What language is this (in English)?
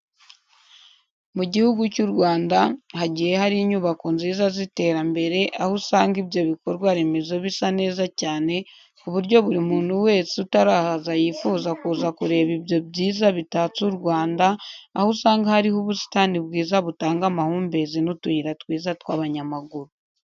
Kinyarwanda